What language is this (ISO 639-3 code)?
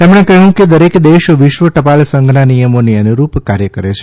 guj